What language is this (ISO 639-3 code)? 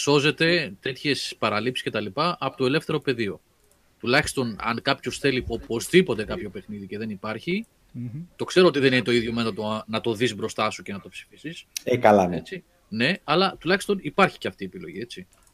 ell